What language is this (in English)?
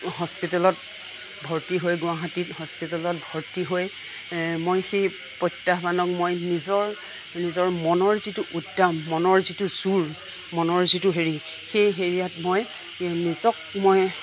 Assamese